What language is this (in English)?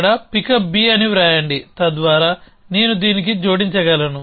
Telugu